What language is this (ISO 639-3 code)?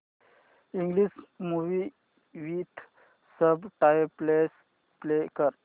mar